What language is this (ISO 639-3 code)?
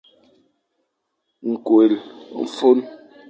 fan